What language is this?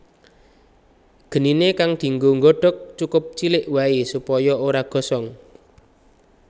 Javanese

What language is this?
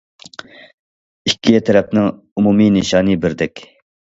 Uyghur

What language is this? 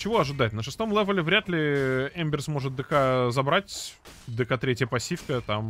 Russian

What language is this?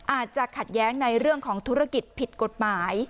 Thai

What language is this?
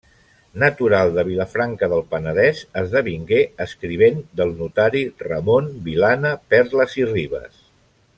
Catalan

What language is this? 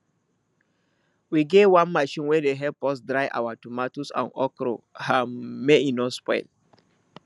Nigerian Pidgin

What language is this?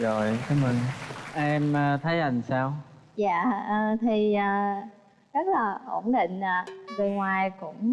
Vietnamese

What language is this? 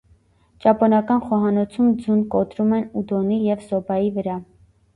Armenian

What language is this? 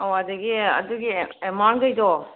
Manipuri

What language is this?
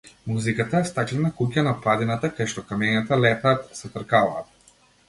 Macedonian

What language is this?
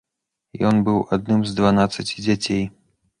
Belarusian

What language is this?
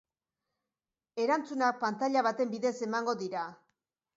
Basque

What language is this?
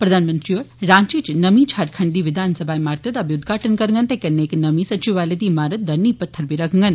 Dogri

